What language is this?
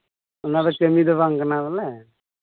Santali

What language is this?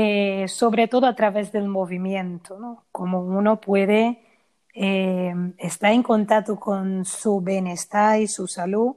Spanish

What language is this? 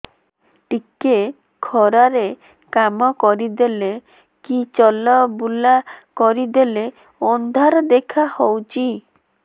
Odia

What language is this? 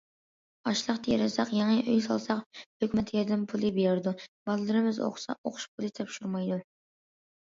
Uyghur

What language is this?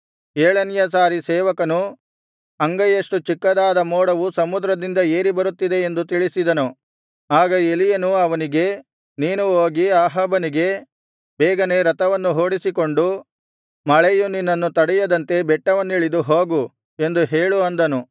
Kannada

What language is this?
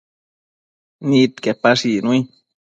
Matsés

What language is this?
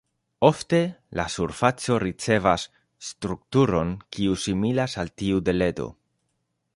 Esperanto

